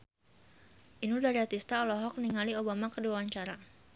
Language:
Sundanese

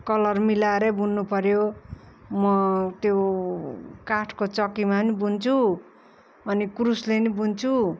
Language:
Nepali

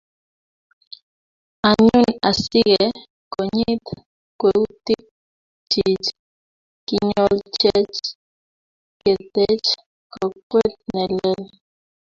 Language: Kalenjin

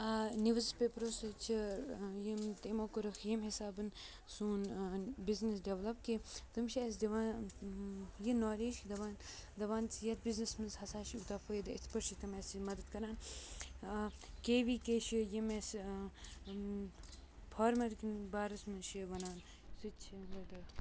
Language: Kashmiri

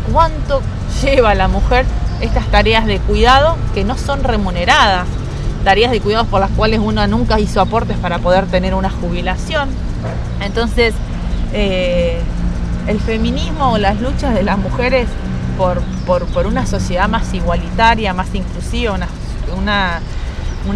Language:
Spanish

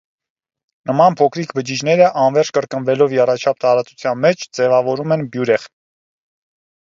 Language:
Armenian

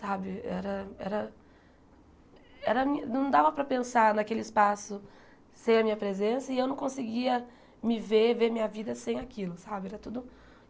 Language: Portuguese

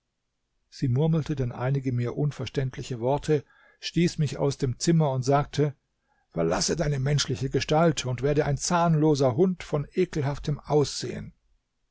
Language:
German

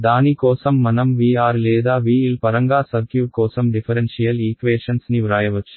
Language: Telugu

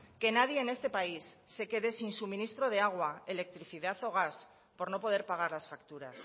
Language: Spanish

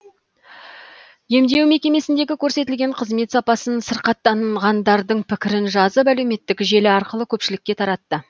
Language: Kazakh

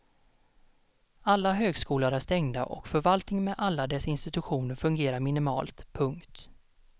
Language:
Swedish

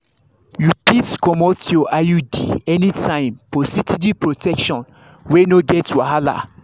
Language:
Nigerian Pidgin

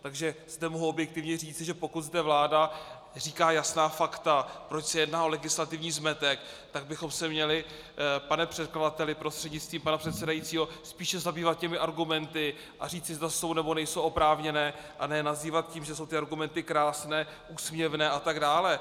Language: Czech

